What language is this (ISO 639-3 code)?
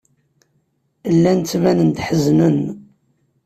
kab